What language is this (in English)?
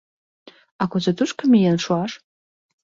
Mari